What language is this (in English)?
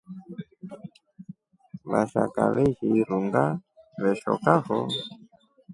Rombo